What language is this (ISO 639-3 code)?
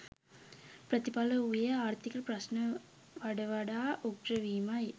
sin